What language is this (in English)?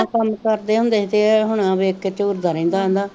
Punjabi